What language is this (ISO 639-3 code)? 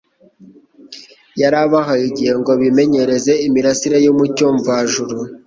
kin